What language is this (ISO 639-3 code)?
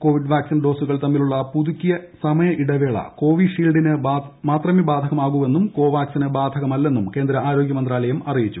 mal